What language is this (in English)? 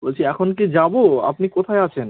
Bangla